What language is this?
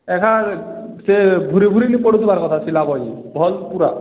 Odia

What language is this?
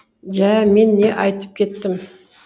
Kazakh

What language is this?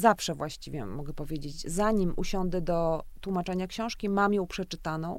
Polish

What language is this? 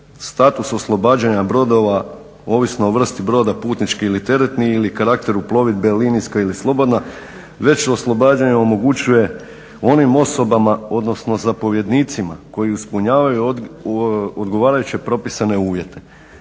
Croatian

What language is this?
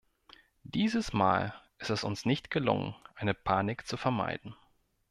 German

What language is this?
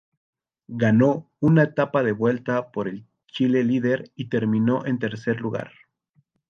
Spanish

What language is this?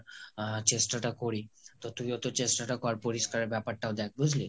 Bangla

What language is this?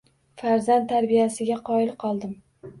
Uzbek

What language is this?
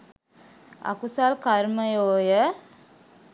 Sinhala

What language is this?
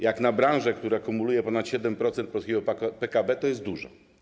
Polish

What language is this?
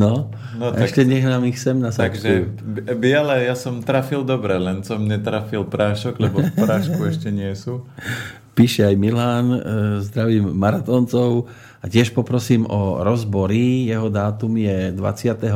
Slovak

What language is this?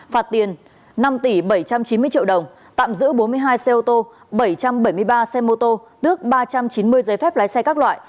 Vietnamese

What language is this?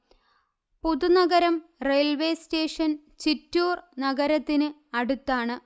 Malayalam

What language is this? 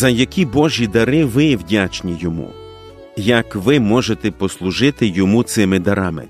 Ukrainian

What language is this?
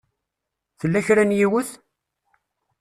Kabyle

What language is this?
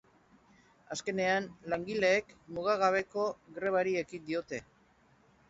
Basque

